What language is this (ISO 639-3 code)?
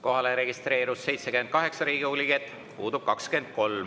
est